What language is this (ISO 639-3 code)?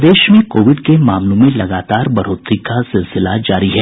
hin